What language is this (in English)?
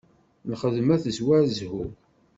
Kabyle